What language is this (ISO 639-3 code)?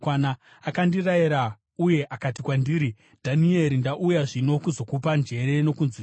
sna